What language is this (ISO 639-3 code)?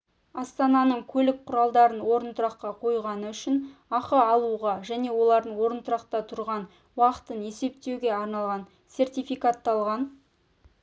kaz